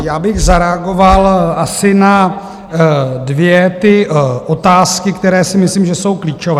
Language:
Czech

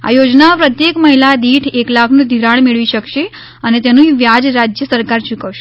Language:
Gujarati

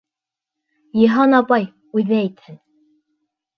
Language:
Bashkir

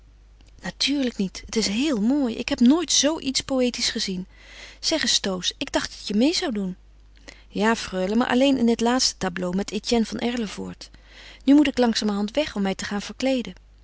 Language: Dutch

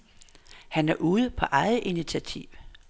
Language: Danish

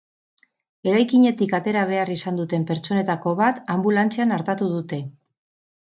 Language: Basque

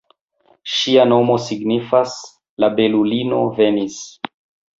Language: Esperanto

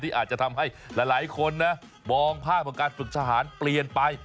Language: Thai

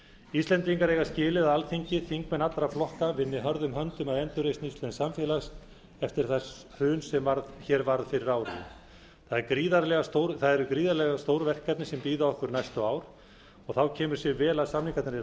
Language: Icelandic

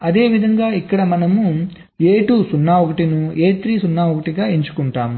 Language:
Telugu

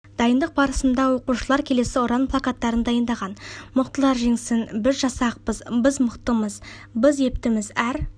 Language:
Kazakh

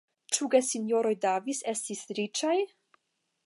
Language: Esperanto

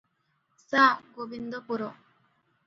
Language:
Odia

